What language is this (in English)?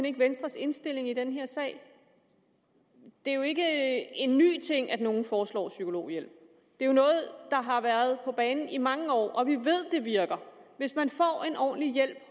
Danish